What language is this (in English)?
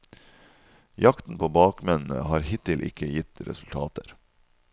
Norwegian